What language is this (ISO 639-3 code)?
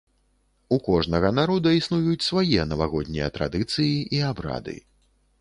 bel